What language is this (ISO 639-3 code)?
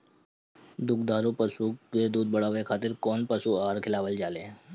bho